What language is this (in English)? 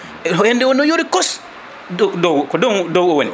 Fula